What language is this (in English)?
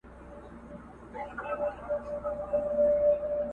Pashto